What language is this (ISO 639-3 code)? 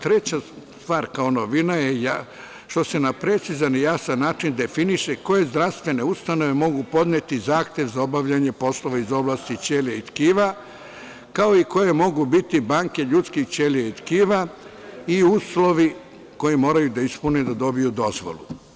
srp